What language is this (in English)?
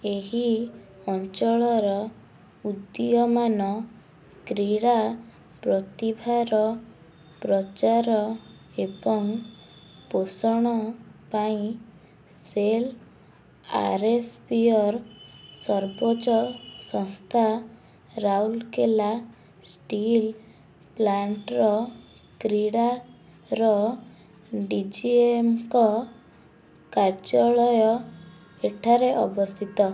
Odia